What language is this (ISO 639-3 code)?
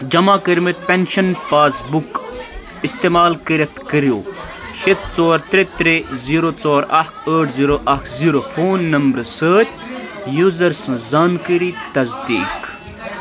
kas